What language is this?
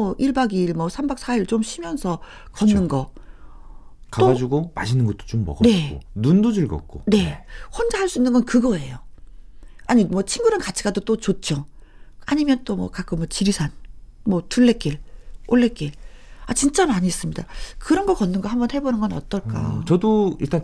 Korean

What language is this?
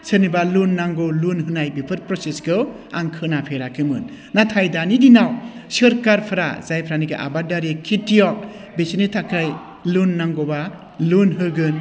Bodo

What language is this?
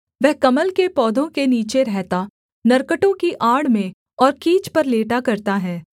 Hindi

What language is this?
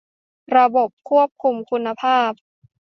Thai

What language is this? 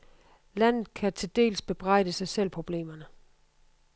Danish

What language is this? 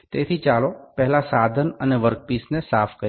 Gujarati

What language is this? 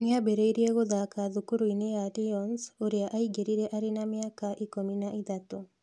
Kikuyu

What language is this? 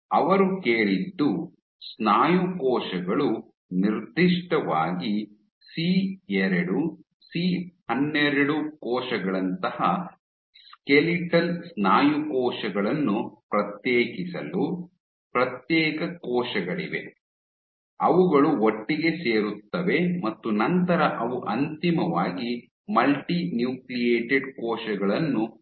Kannada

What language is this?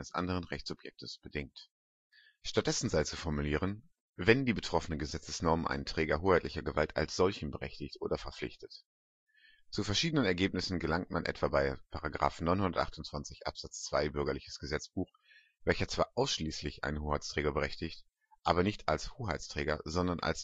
German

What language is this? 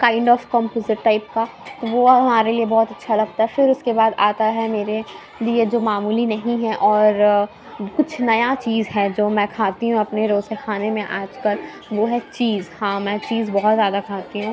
Urdu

